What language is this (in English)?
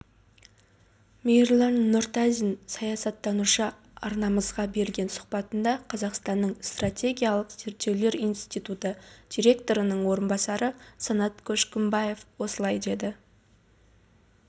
Kazakh